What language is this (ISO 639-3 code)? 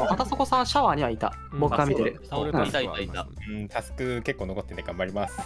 jpn